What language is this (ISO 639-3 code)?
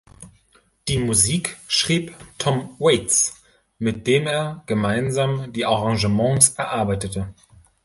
deu